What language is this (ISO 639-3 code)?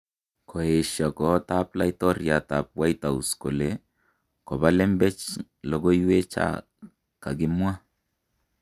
kln